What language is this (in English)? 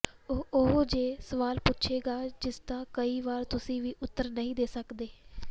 Punjabi